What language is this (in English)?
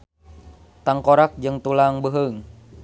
Sundanese